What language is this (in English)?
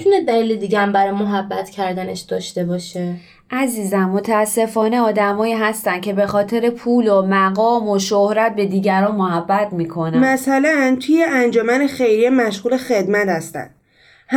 Persian